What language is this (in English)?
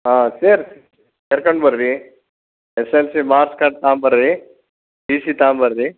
Kannada